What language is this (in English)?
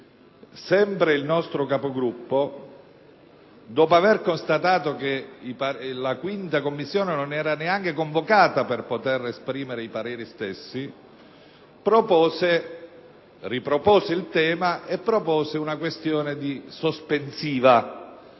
Italian